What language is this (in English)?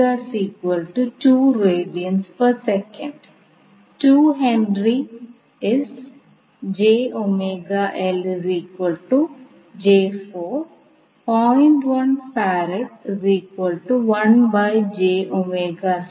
Malayalam